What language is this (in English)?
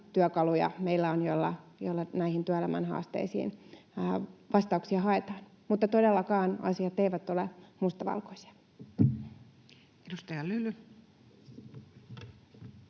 Finnish